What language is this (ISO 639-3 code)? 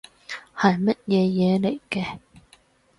yue